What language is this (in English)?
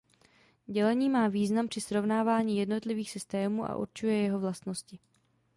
Czech